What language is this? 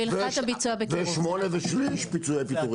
Hebrew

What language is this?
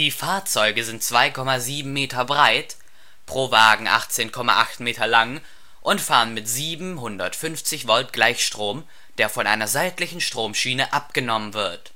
German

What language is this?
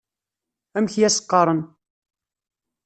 Kabyle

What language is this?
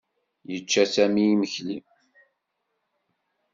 Kabyle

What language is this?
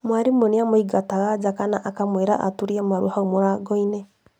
Kikuyu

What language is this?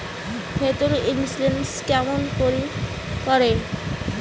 Bangla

